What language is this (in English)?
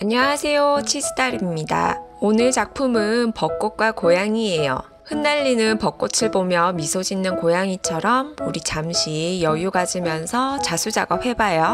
Korean